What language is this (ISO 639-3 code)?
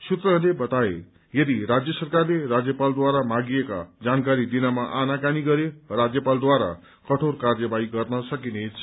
nep